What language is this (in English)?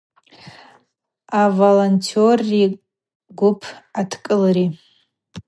Abaza